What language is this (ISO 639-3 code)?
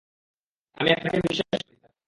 ben